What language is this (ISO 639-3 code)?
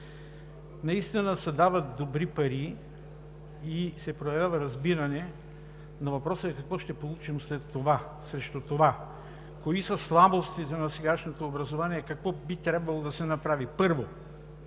bul